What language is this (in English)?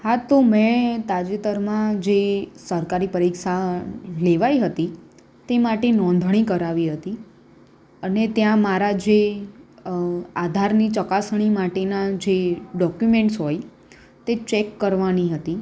Gujarati